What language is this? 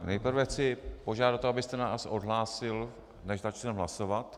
Czech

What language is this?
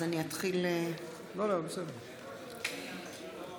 Hebrew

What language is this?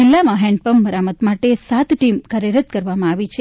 Gujarati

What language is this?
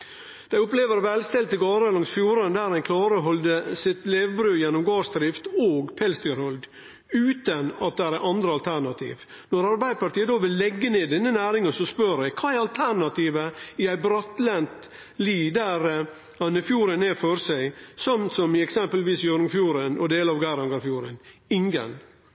Norwegian Nynorsk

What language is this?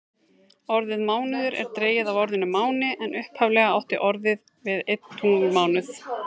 Icelandic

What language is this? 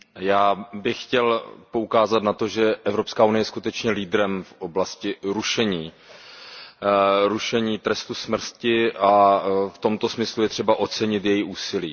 Czech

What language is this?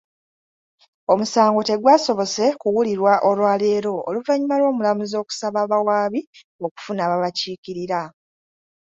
Ganda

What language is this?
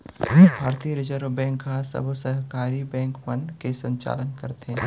Chhattisgarhi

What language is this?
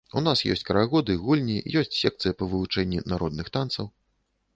Belarusian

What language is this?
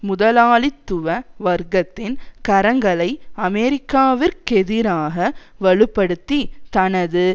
Tamil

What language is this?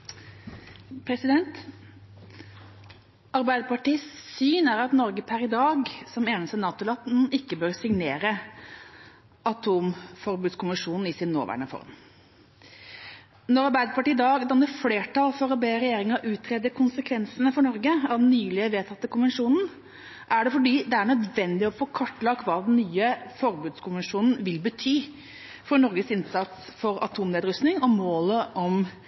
Norwegian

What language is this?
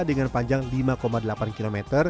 Indonesian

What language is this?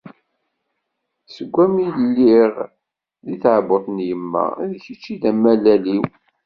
Kabyle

